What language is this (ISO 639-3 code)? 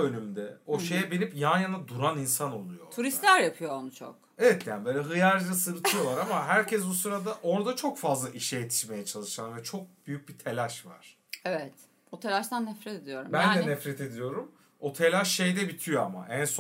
tur